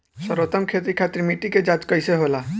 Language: Bhojpuri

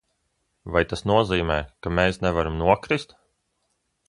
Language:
Latvian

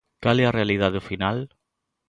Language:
Galician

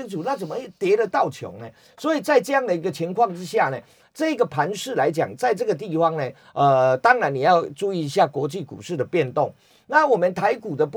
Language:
Chinese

